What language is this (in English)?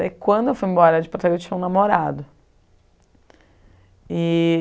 Portuguese